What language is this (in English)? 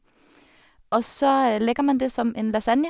Norwegian